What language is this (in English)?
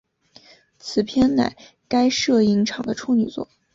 Chinese